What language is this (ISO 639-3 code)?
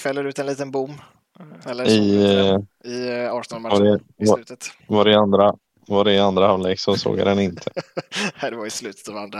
swe